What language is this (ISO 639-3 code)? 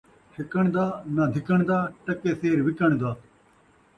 skr